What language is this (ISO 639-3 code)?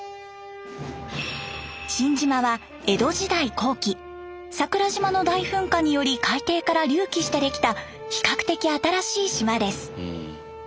jpn